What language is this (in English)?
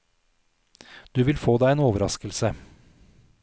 Norwegian